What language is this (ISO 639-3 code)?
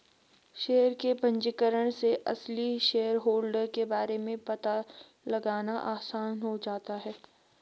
hin